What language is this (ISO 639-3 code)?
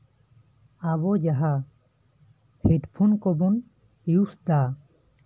sat